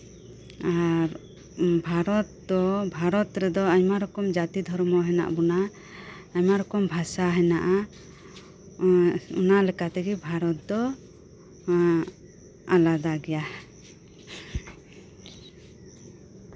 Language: Santali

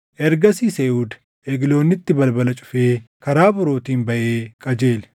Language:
Oromo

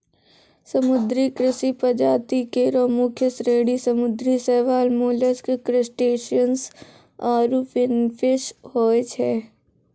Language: Maithili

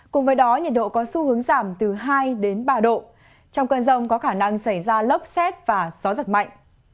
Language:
Vietnamese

